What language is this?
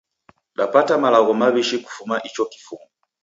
Taita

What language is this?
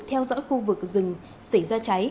Vietnamese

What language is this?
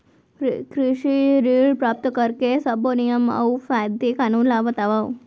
Chhattisgarhi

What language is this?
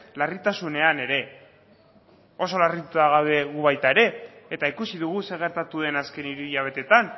Basque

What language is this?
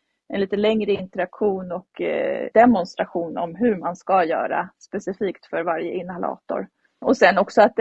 Swedish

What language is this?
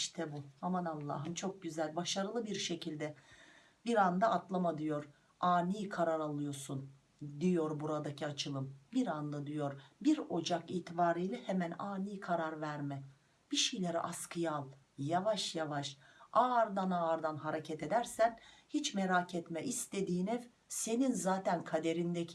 Turkish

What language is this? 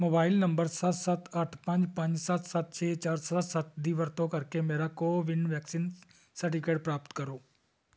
Punjabi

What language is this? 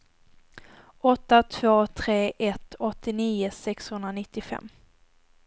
Swedish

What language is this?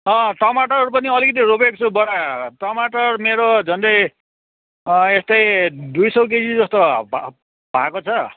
Nepali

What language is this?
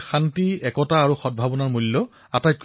Assamese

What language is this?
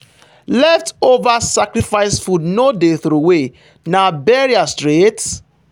Nigerian Pidgin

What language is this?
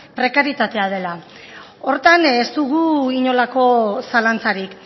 Basque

